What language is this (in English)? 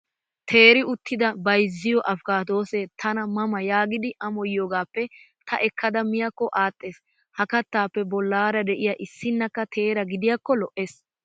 Wolaytta